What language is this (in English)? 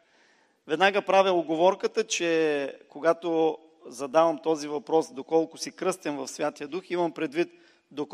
Bulgarian